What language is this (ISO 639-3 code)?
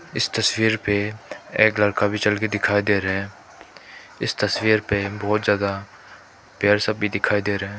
hin